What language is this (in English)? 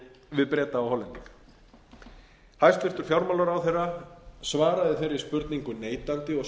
Icelandic